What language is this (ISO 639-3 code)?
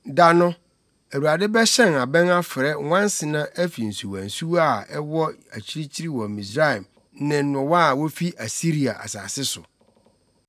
aka